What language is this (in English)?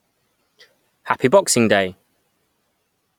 English